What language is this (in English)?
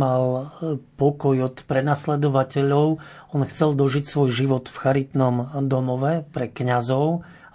Slovak